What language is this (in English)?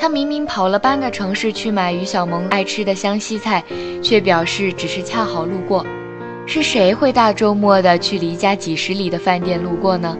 Chinese